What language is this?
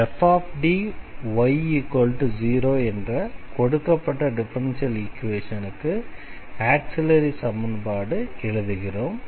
Tamil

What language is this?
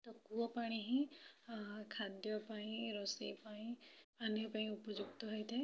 Odia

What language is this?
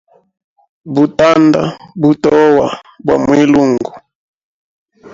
Hemba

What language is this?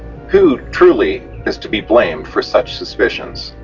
English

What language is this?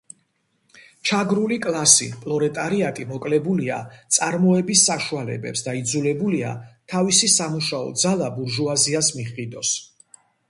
Georgian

